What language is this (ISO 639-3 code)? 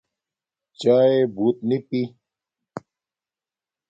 dmk